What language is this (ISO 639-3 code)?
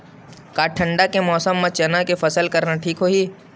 hne